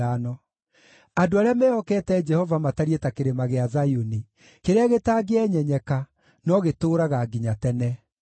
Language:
Kikuyu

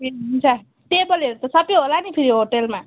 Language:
Nepali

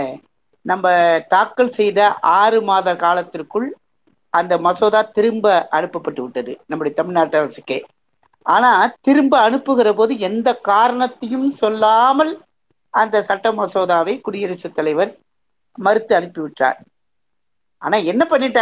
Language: Tamil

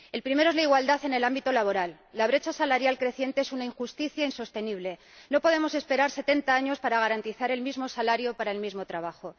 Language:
Spanish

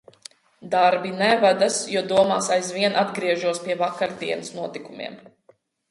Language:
Latvian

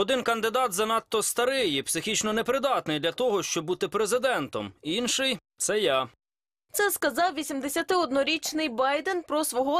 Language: Ukrainian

